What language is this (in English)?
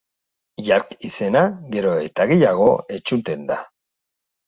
Basque